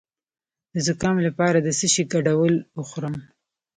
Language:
Pashto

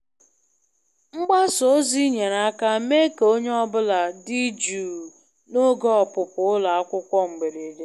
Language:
Igbo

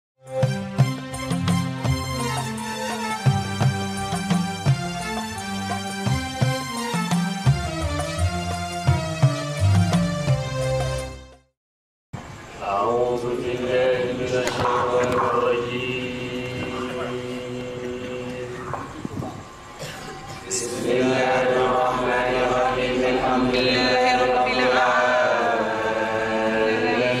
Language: French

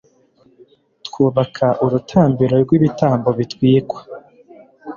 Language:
Kinyarwanda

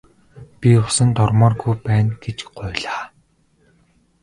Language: Mongolian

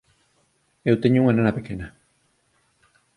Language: Galician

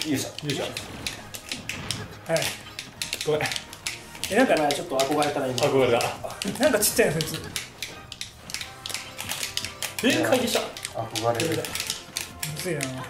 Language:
Japanese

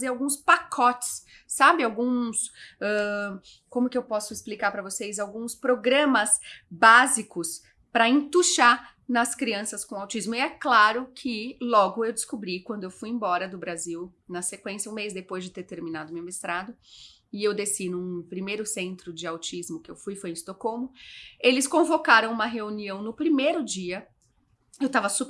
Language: Portuguese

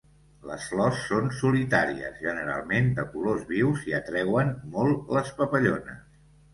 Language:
Catalan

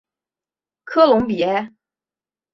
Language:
Chinese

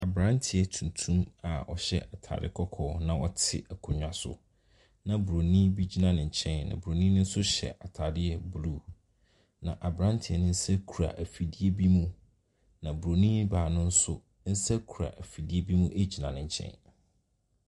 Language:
Akan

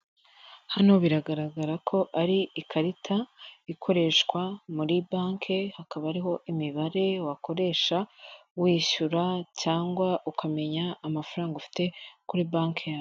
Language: Kinyarwanda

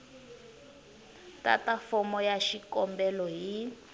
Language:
Tsonga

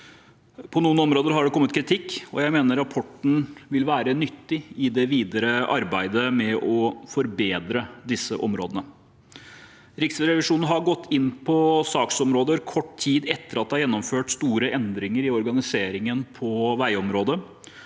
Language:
Norwegian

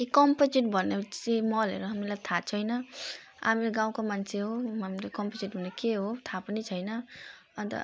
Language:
Nepali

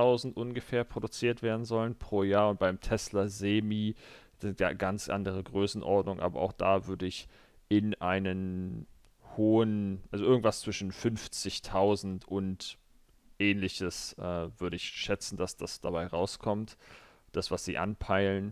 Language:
German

